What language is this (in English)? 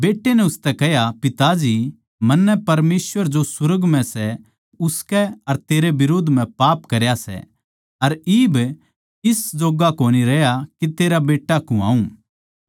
Haryanvi